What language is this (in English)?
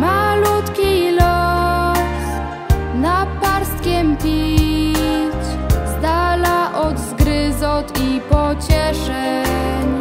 Polish